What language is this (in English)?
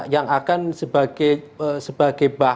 Indonesian